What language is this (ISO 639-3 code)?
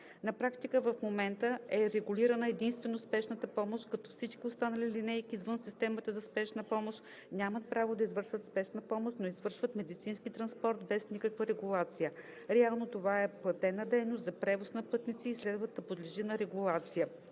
bul